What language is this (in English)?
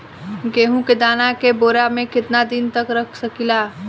Bhojpuri